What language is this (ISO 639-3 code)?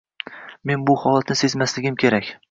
uzb